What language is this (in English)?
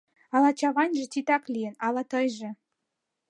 Mari